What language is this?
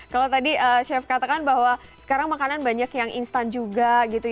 Indonesian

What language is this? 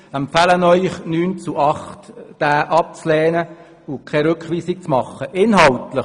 Swiss German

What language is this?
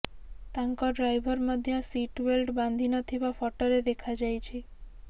Odia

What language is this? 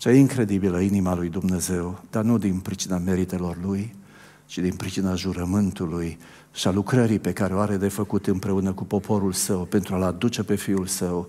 Romanian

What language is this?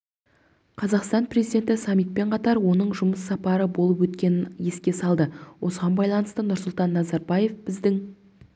Kazakh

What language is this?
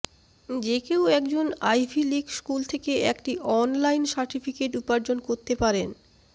Bangla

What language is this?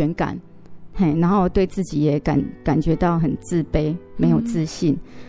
Chinese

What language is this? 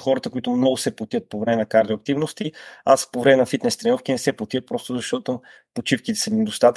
Bulgarian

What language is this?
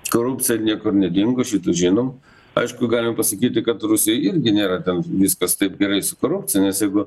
Lithuanian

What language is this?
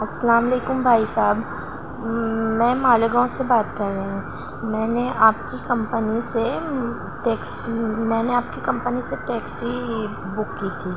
Urdu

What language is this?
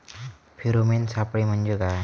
Marathi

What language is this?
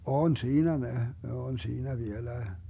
Finnish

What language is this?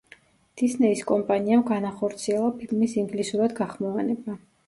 Georgian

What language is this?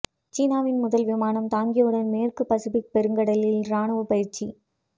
Tamil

